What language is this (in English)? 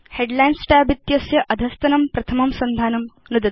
Sanskrit